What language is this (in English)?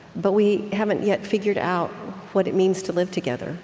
English